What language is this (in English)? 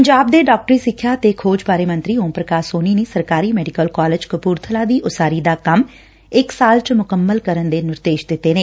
Punjabi